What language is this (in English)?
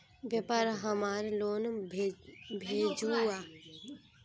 Magahi